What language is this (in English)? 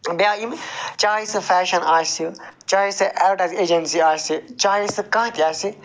Kashmiri